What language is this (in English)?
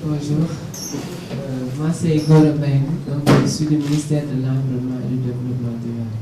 French